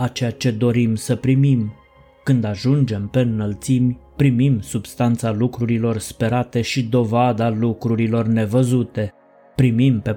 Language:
Romanian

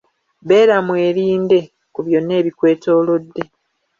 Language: Ganda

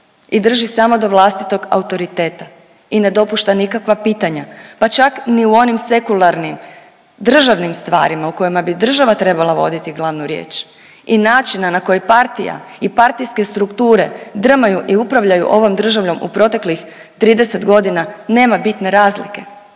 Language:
Croatian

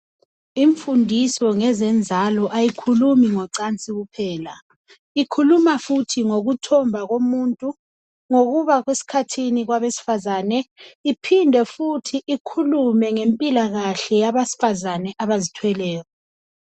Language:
North Ndebele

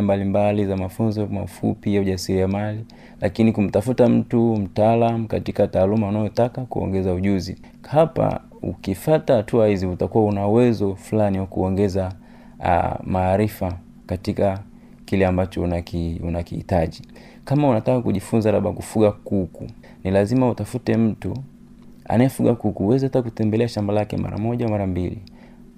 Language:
Swahili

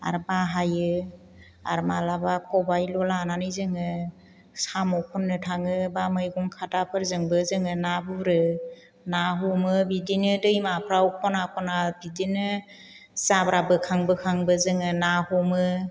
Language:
Bodo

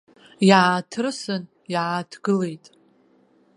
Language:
Abkhazian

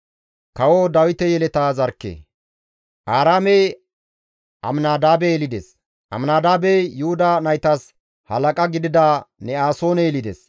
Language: Gamo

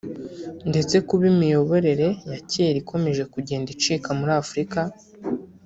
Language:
Kinyarwanda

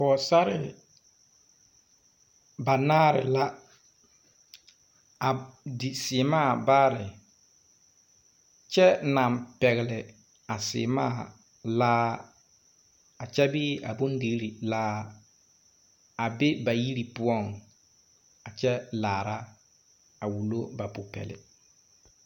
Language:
Southern Dagaare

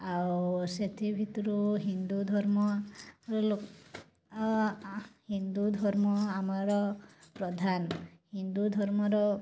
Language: Odia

